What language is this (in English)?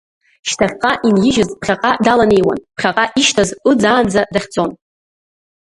Abkhazian